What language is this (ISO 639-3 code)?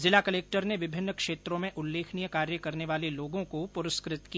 hin